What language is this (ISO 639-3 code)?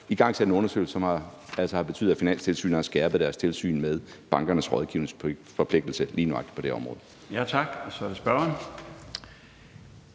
dan